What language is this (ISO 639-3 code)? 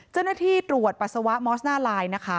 tha